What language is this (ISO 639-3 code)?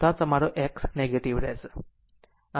guj